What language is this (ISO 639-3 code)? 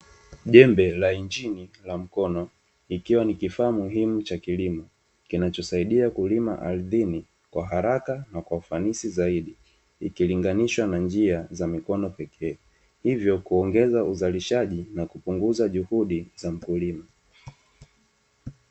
swa